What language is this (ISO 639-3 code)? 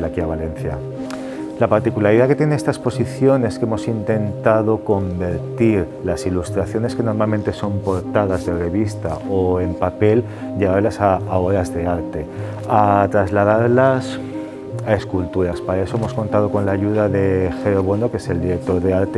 spa